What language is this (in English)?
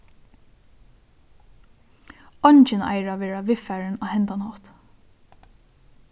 Faroese